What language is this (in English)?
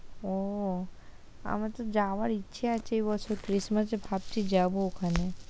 Bangla